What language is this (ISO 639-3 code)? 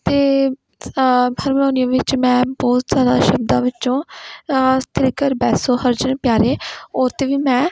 pan